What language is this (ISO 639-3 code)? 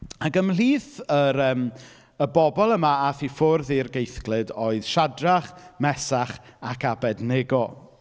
cym